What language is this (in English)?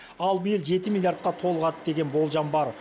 Kazakh